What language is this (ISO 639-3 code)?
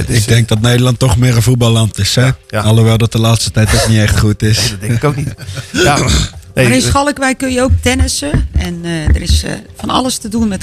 nld